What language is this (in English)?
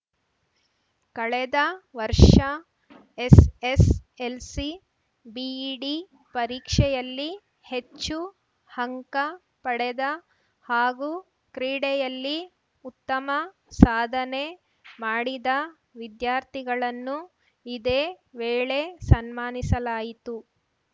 Kannada